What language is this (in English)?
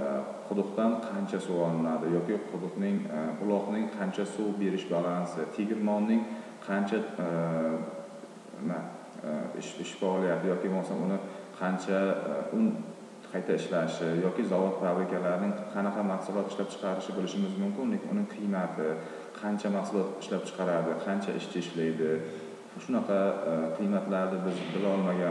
Turkish